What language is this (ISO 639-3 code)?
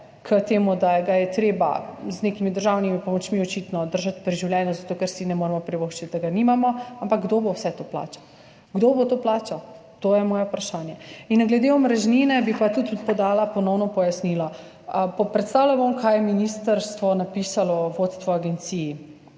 slv